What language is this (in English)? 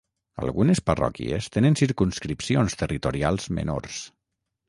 Catalan